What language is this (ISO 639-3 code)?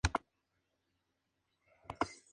spa